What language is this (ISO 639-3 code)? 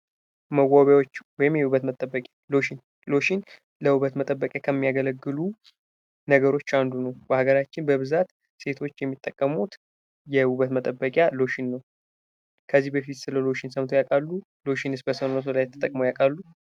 amh